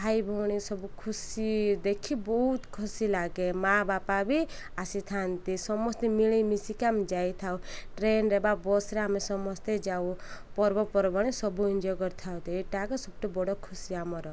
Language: Odia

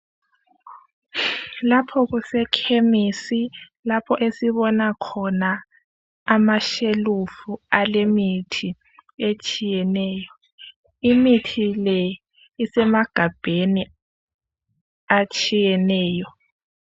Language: North Ndebele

